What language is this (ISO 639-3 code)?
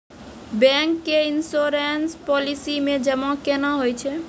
mai